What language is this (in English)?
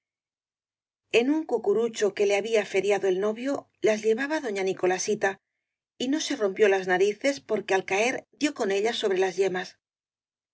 Spanish